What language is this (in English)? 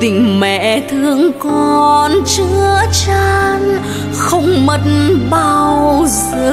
Vietnamese